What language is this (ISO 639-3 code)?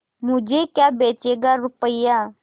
hin